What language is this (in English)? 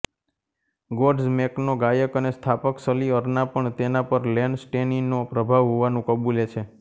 Gujarati